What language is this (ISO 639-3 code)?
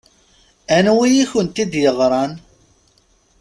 kab